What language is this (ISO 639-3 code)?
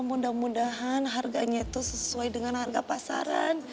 ind